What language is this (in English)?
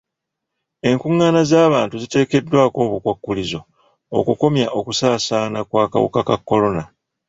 Ganda